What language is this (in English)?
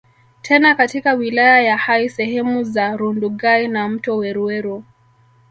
Swahili